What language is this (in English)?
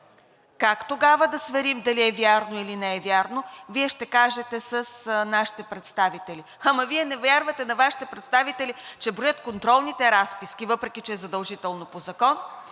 Bulgarian